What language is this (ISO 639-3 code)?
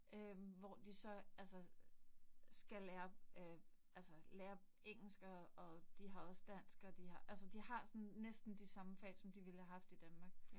dan